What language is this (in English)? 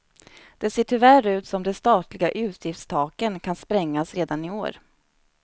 Swedish